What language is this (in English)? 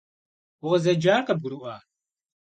Kabardian